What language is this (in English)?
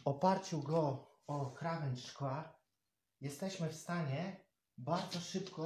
Polish